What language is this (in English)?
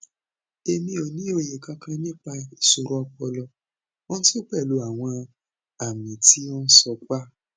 Yoruba